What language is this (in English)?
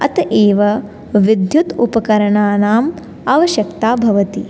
Sanskrit